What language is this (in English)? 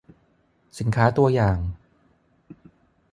Thai